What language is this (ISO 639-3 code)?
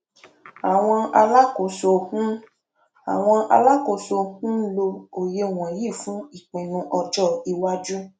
yor